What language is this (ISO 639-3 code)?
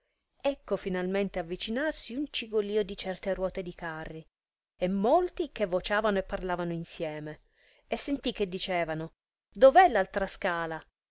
ita